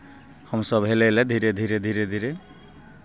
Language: Maithili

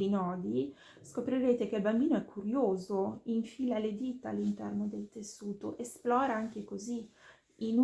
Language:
Italian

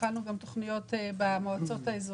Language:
Hebrew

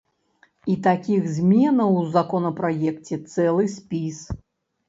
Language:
Belarusian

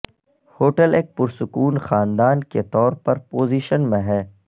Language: Urdu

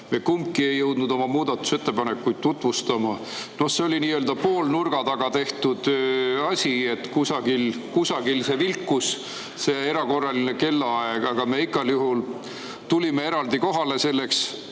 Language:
Estonian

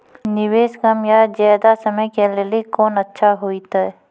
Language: Maithili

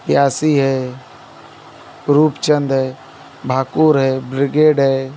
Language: Hindi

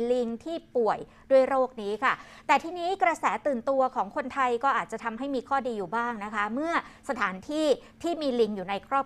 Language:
Thai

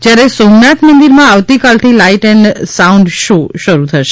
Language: Gujarati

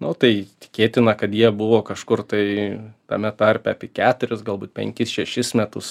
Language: Lithuanian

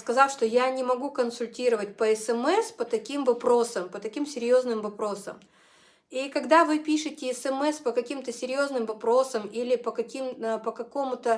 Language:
Russian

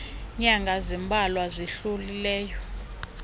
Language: Xhosa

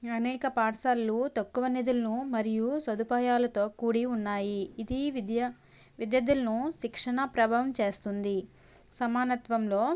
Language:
Telugu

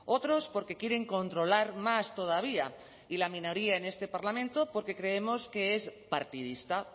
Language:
Spanish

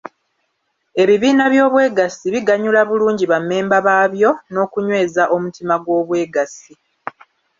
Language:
Ganda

